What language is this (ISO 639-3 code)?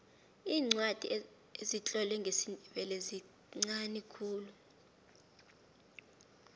nbl